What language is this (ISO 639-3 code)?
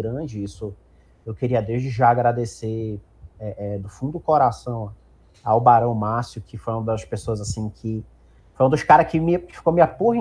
por